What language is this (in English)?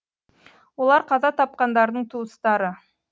Kazakh